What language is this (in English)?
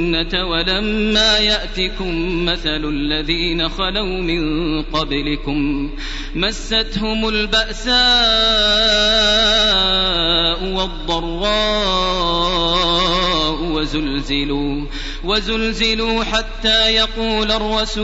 Arabic